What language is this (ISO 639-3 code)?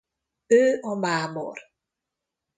hun